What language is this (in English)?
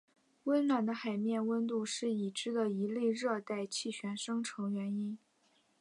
Chinese